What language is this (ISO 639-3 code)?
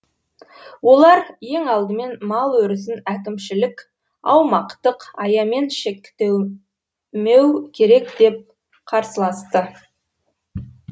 kaz